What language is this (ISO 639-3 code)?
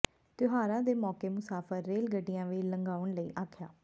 pan